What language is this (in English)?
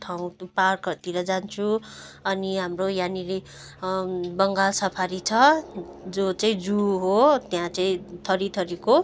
Nepali